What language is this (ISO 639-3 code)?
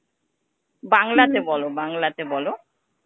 ben